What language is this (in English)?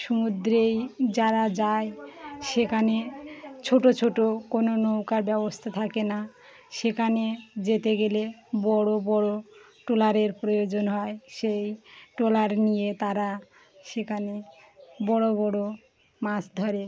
Bangla